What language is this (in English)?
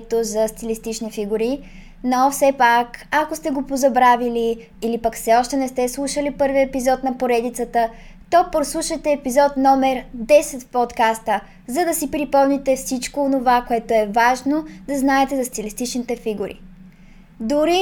Bulgarian